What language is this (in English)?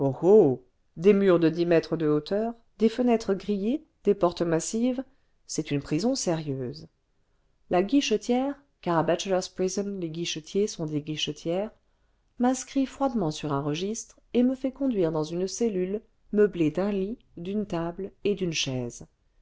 French